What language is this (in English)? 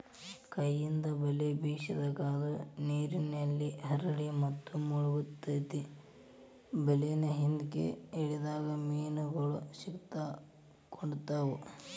Kannada